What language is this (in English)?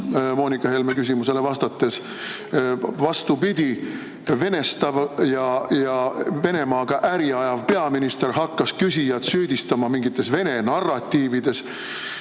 Estonian